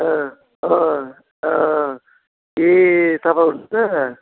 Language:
Nepali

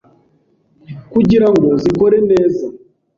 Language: Kinyarwanda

